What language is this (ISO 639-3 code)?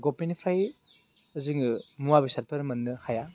brx